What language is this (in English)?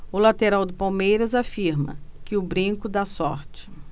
Portuguese